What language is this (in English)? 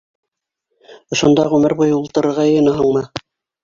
Bashkir